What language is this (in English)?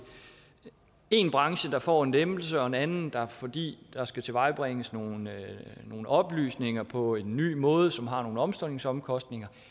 Danish